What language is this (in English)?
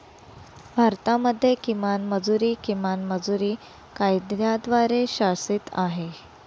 Marathi